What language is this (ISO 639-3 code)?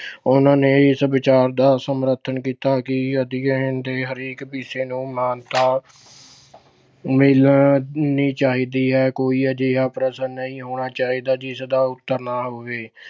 pan